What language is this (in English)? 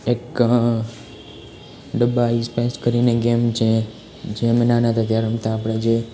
Gujarati